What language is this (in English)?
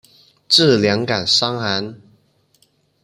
Chinese